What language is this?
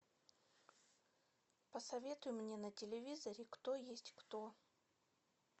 Russian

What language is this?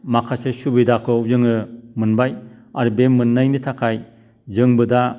Bodo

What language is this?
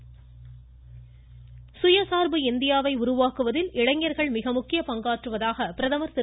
Tamil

